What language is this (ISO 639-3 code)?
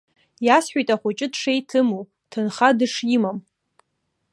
abk